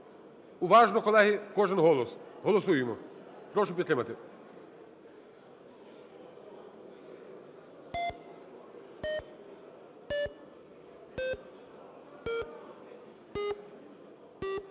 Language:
Ukrainian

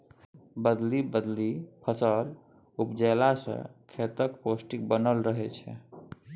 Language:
Maithili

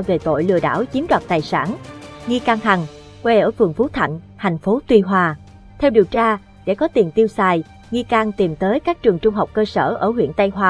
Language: Vietnamese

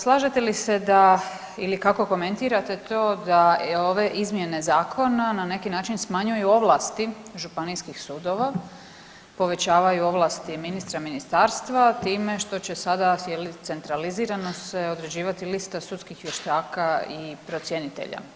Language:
Croatian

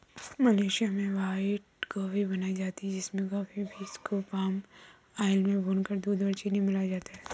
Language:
Hindi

